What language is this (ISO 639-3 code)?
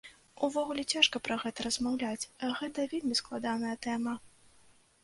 bel